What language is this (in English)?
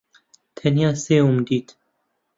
Central Kurdish